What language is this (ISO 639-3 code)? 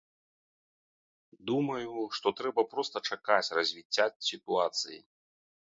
bel